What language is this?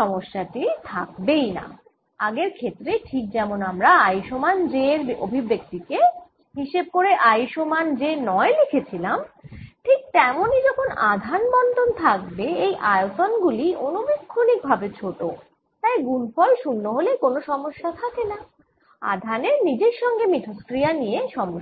Bangla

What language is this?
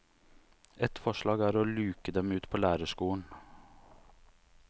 Norwegian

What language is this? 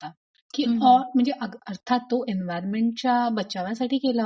Marathi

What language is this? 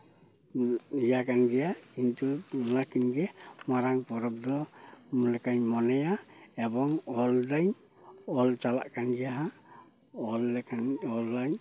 Santali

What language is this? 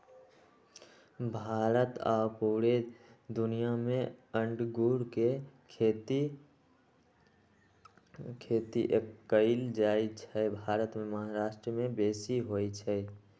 Magahi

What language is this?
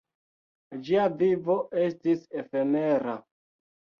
Esperanto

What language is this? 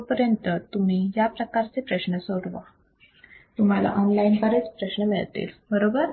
Marathi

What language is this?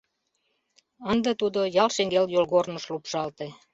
Mari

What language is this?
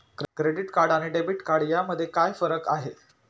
Marathi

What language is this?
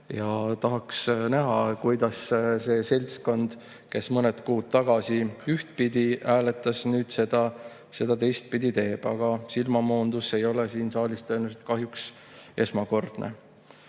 Estonian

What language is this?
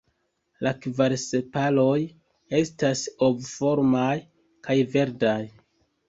Esperanto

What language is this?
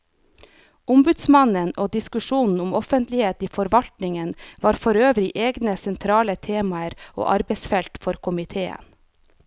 Norwegian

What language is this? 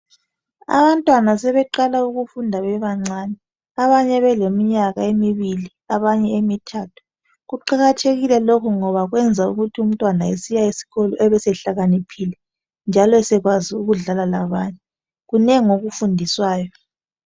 North Ndebele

